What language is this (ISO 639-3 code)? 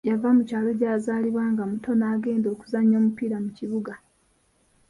lug